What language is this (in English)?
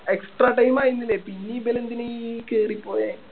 Malayalam